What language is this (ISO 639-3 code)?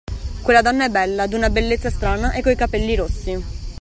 ita